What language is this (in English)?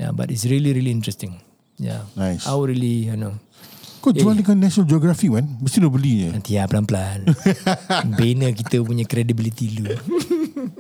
Malay